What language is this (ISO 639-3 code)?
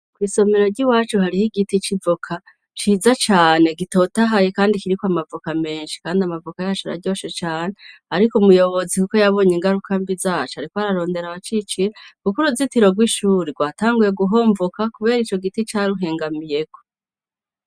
run